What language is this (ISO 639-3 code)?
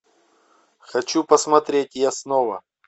rus